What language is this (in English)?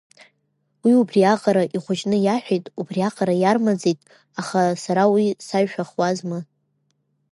Abkhazian